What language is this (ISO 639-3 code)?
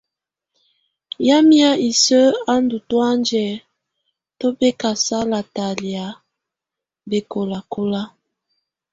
tvu